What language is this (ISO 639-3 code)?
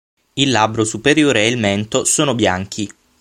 ita